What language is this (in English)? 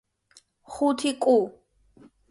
Georgian